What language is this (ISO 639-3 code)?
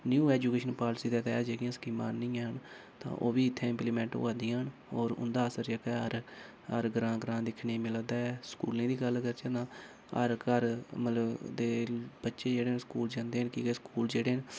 doi